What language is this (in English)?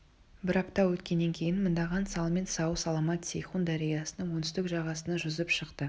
Kazakh